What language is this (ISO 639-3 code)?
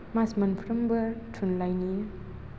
brx